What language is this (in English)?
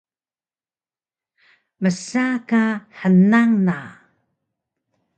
Taroko